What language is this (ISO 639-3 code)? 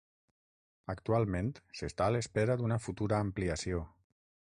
cat